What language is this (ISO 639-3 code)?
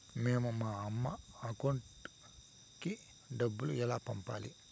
tel